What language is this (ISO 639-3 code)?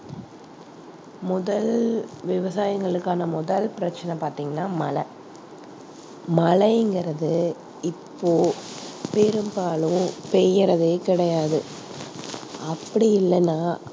tam